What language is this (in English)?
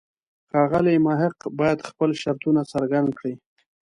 Pashto